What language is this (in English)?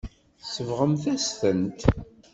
Kabyle